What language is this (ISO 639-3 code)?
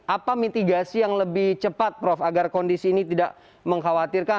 ind